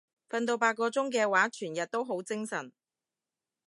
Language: Cantonese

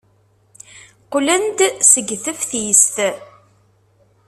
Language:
Kabyle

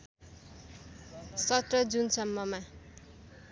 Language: Nepali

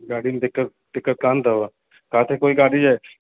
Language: Sindhi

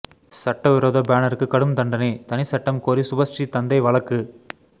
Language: Tamil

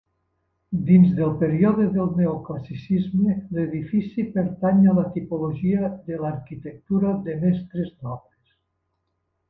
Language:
Catalan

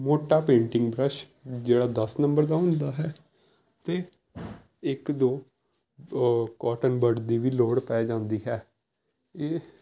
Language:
Punjabi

